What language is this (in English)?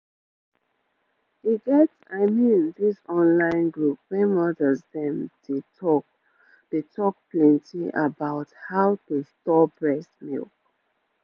Nigerian Pidgin